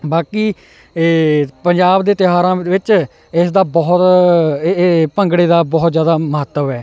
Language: Punjabi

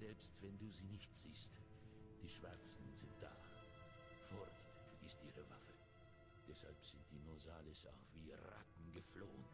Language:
German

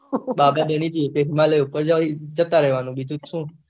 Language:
Gujarati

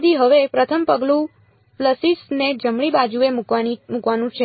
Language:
Gujarati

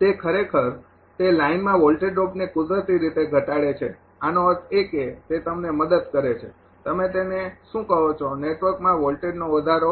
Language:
Gujarati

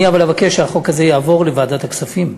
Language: Hebrew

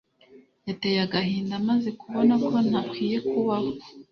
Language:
Kinyarwanda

